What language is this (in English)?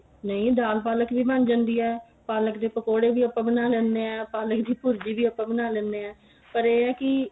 Punjabi